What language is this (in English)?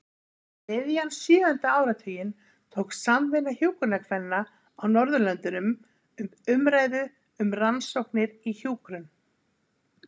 Icelandic